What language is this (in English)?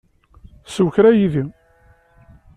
Kabyle